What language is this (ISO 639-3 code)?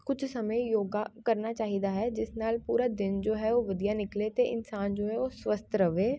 pan